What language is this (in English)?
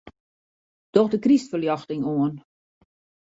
Western Frisian